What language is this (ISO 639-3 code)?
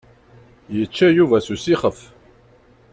kab